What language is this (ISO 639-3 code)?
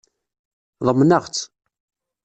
kab